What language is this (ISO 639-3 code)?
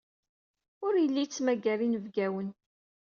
kab